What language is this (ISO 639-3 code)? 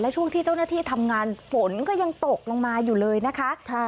tha